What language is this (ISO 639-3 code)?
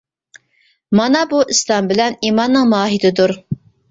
uig